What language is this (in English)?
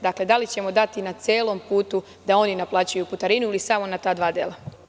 Serbian